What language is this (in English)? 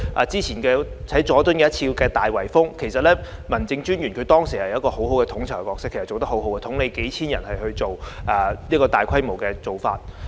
Cantonese